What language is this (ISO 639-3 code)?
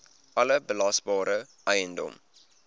afr